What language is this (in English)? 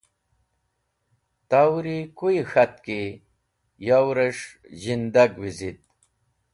Wakhi